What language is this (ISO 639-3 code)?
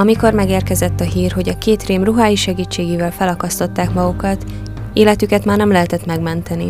hun